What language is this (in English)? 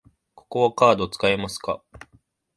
Japanese